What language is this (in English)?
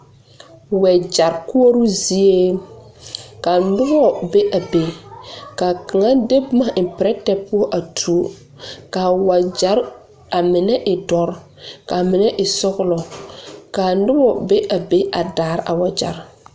Southern Dagaare